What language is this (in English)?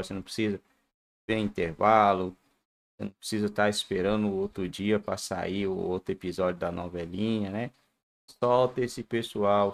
Portuguese